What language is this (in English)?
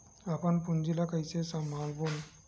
Chhattisgarhi